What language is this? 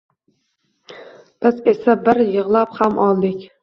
Uzbek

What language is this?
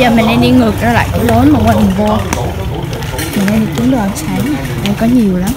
Vietnamese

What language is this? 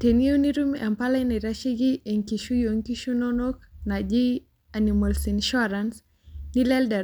Masai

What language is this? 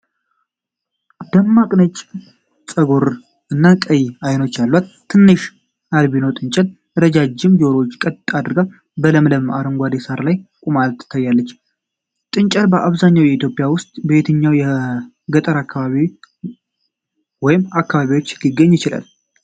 Amharic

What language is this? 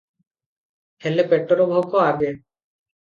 Odia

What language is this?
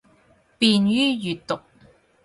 Cantonese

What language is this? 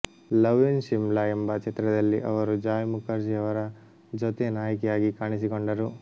Kannada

